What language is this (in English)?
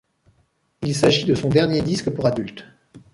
French